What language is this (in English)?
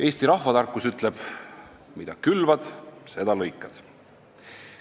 Estonian